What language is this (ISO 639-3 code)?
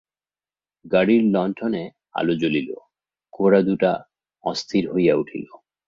ben